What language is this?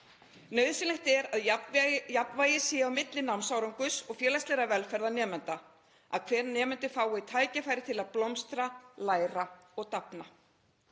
Icelandic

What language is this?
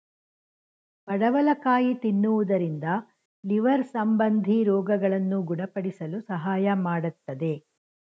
Kannada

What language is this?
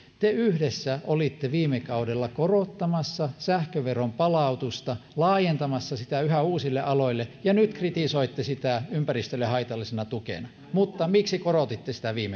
Finnish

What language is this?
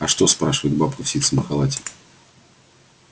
Russian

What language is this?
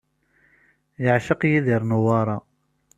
Kabyle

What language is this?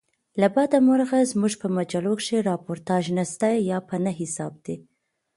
Pashto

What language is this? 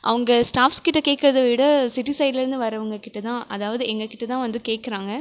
Tamil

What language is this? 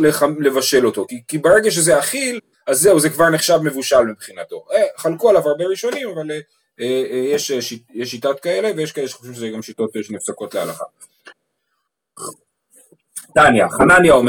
Hebrew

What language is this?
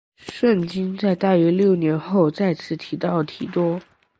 Chinese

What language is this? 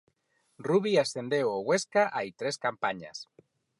Galician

